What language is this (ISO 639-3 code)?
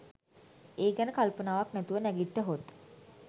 sin